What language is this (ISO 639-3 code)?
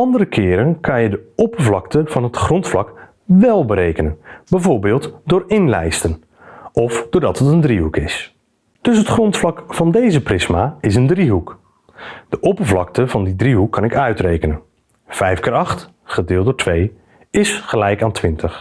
nld